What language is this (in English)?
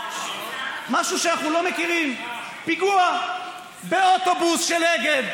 Hebrew